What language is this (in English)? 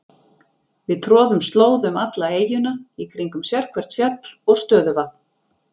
Icelandic